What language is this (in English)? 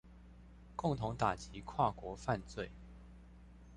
Chinese